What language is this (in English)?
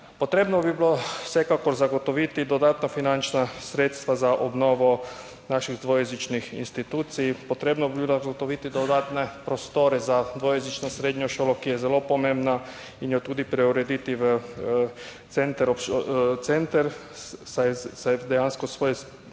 Slovenian